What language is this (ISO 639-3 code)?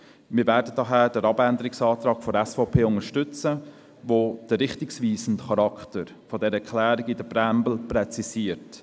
gsw